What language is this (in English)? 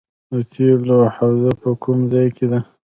Pashto